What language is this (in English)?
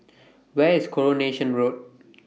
English